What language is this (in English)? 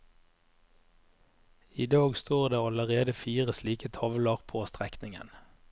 Norwegian